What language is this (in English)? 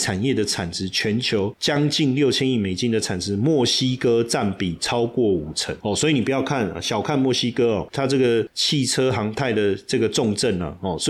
Chinese